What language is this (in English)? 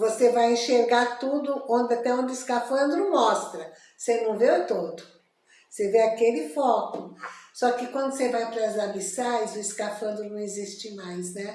Portuguese